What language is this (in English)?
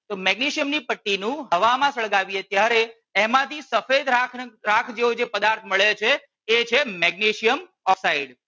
Gujarati